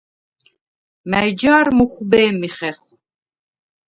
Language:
Svan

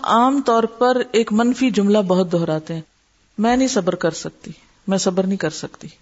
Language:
Urdu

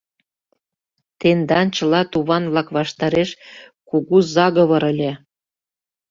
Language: Mari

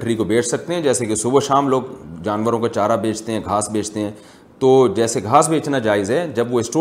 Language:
Urdu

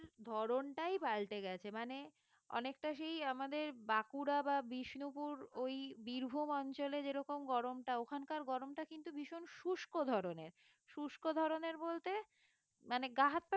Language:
Bangla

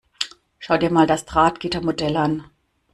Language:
German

